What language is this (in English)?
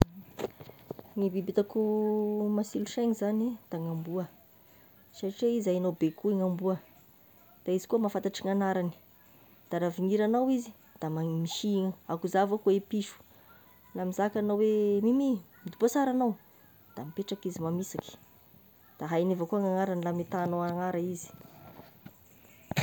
Tesaka Malagasy